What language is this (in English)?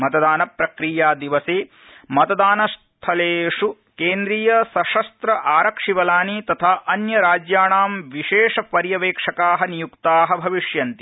Sanskrit